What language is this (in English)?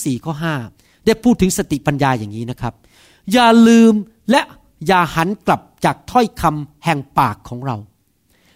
Thai